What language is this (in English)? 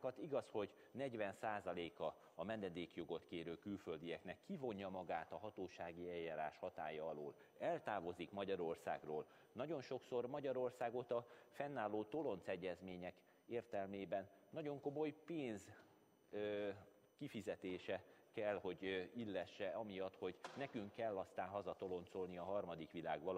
Hungarian